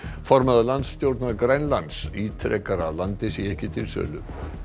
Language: Icelandic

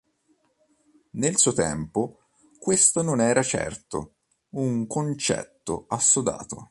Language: Italian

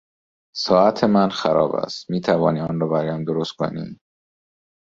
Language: Persian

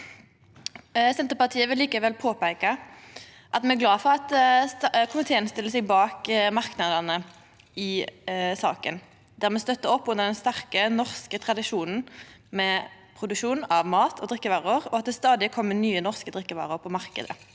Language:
Norwegian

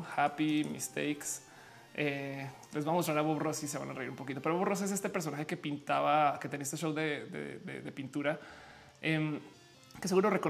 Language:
Spanish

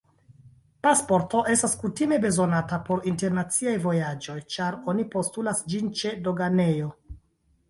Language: Esperanto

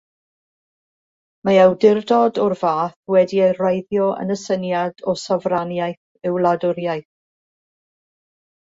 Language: Welsh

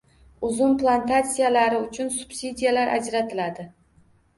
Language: Uzbek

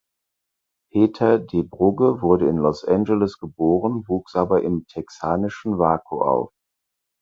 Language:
German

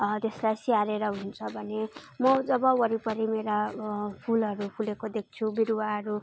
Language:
Nepali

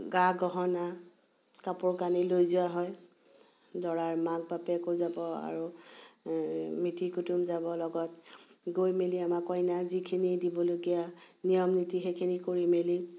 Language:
Assamese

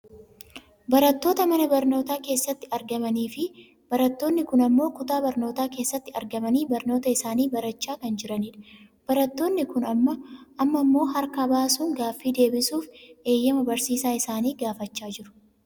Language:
Oromo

